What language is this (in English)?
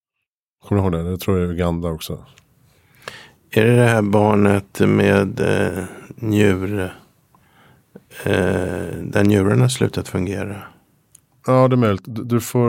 Swedish